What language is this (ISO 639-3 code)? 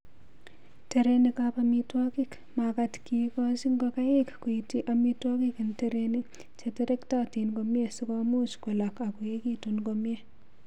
kln